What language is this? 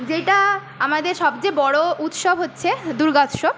Bangla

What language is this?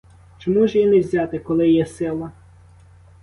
Ukrainian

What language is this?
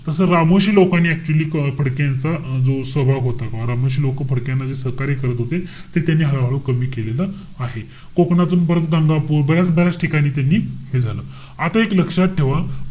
Marathi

